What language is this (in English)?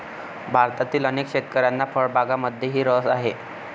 Marathi